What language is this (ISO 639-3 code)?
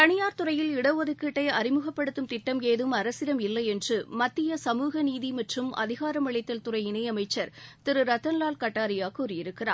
tam